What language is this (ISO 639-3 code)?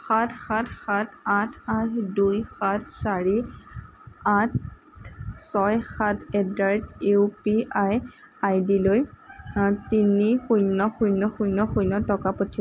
asm